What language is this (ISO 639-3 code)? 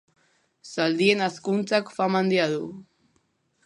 eus